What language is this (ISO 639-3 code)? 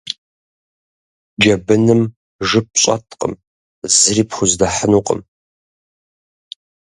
kbd